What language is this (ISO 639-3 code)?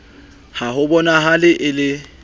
sot